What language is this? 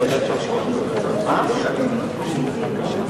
Hebrew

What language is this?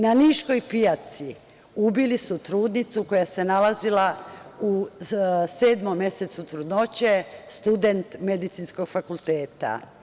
Serbian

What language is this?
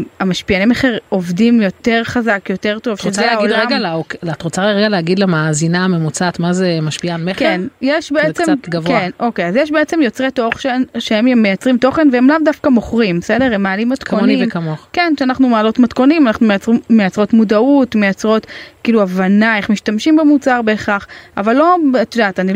Hebrew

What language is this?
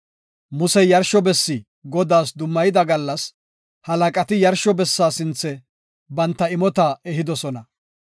Gofa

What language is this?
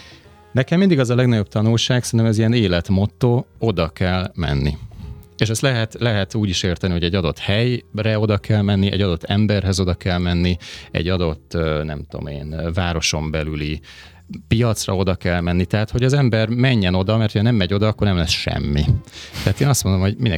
Hungarian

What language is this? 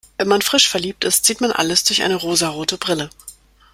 German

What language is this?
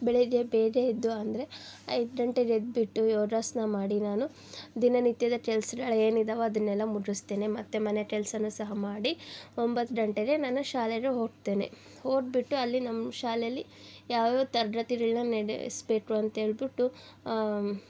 Kannada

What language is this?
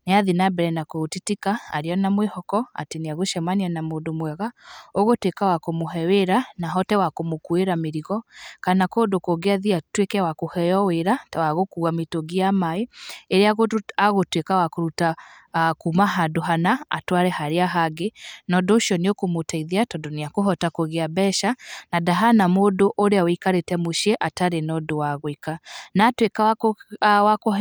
Kikuyu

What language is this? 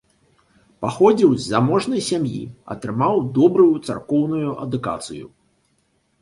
Belarusian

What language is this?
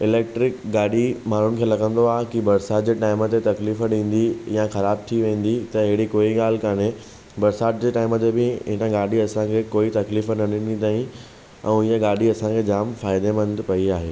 Sindhi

